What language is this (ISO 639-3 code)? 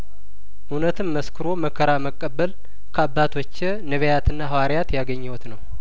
amh